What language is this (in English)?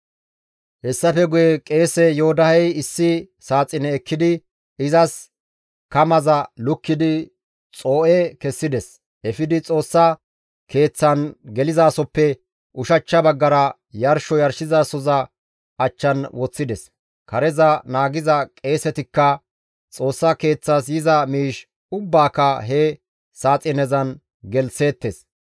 Gamo